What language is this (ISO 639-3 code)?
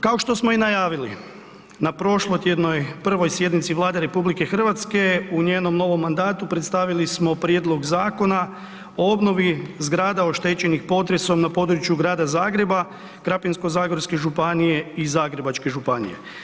hrv